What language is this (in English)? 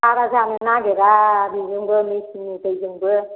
Bodo